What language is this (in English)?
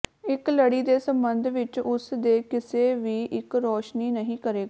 Punjabi